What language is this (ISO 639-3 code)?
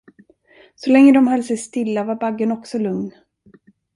swe